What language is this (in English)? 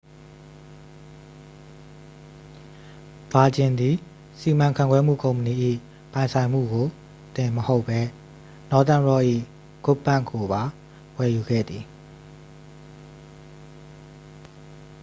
Burmese